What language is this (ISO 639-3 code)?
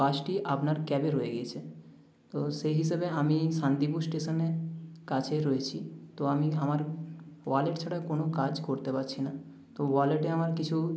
ben